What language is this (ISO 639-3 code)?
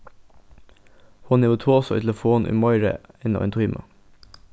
fao